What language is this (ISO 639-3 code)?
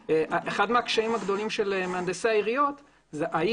heb